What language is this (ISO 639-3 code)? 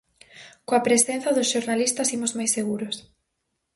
glg